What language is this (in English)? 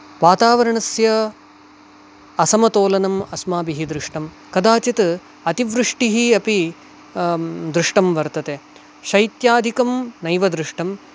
Sanskrit